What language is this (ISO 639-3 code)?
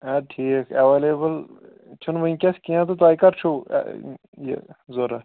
kas